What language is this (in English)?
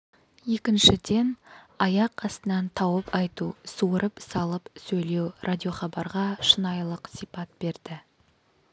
Kazakh